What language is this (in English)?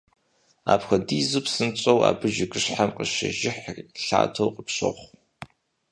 Kabardian